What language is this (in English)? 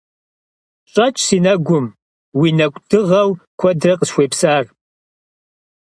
Kabardian